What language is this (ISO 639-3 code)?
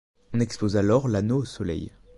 fra